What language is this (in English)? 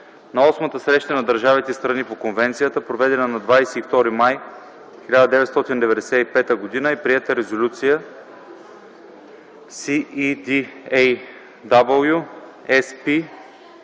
Bulgarian